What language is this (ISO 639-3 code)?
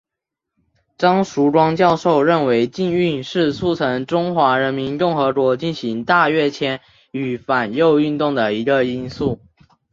zho